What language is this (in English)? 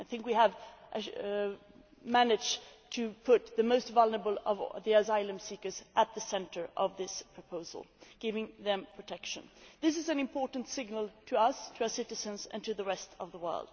English